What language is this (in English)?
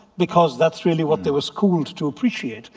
English